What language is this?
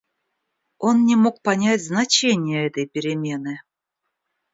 Russian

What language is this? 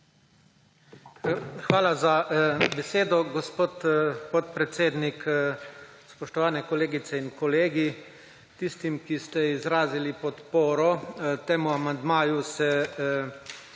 Slovenian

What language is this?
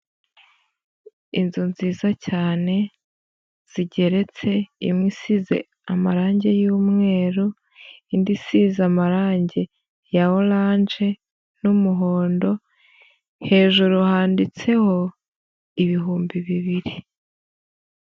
Kinyarwanda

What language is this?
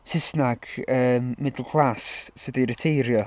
Welsh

